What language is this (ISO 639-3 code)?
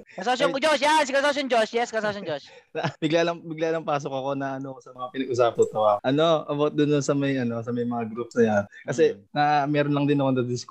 fil